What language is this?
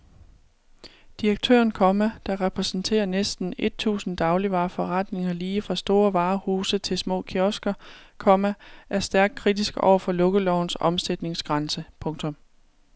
Danish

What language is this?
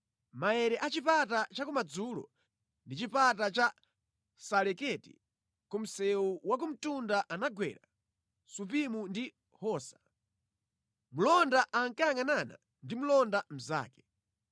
Nyanja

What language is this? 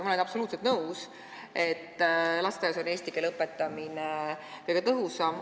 Estonian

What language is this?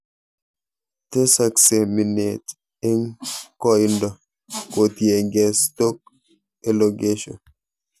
Kalenjin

